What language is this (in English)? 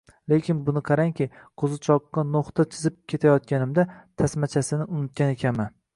Uzbek